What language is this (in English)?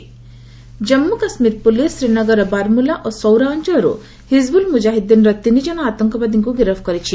Odia